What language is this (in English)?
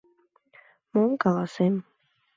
Mari